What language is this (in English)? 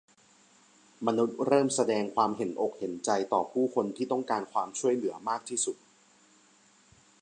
Thai